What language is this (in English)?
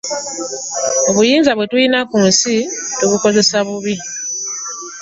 Ganda